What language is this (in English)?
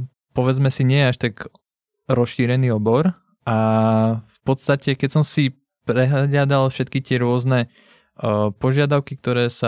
Czech